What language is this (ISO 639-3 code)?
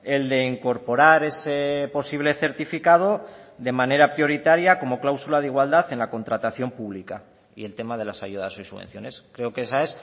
spa